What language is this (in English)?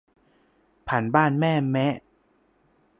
Thai